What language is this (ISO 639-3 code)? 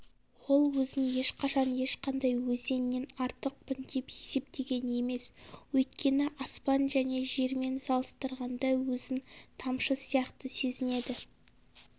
kaz